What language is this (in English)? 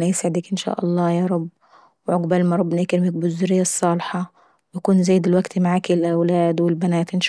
Saidi Arabic